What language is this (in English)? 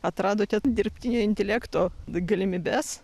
Lithuanian